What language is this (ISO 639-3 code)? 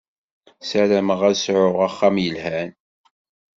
kab